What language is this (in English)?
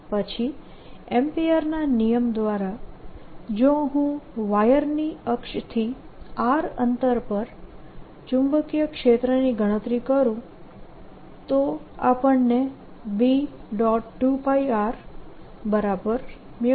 Gujarati